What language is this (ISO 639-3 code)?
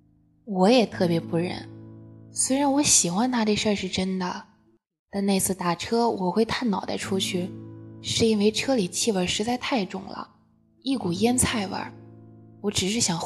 zho